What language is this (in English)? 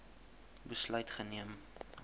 Afrikaans